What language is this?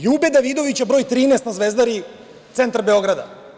Serbian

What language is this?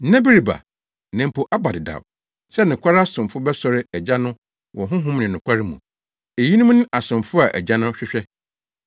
Akan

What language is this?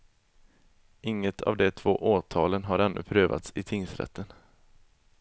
Swedish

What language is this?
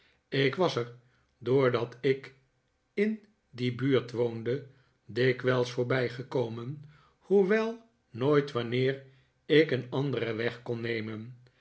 Dutch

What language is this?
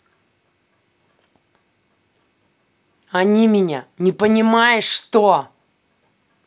Russian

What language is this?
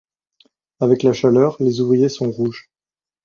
French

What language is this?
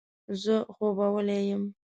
Pashto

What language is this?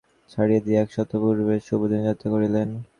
Bangla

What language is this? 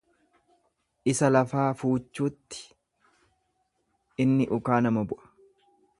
Oromo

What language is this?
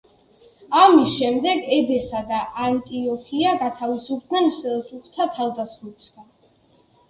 Georgian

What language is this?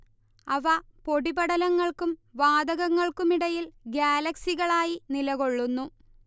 Malayalam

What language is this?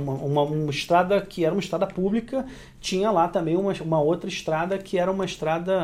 Portuguese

